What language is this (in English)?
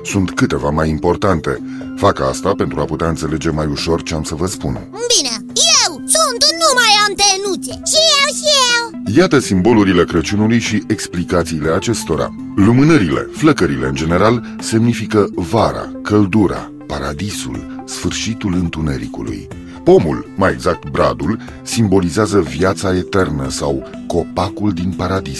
Romanian